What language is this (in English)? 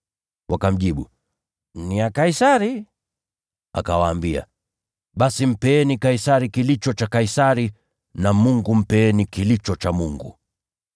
Swahili